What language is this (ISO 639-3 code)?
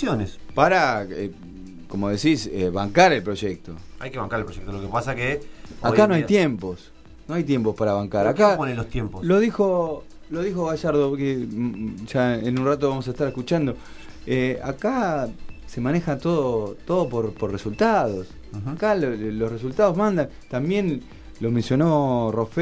spa